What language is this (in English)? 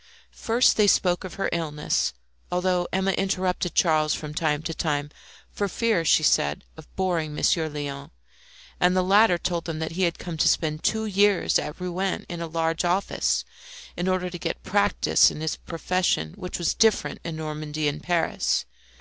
English